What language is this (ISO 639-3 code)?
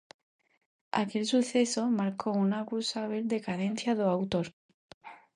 glg